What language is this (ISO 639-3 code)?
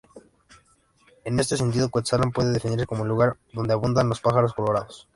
spa